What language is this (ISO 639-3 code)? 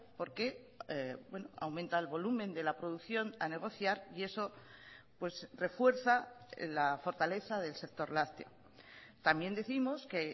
spa